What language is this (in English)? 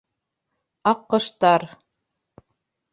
Bashkir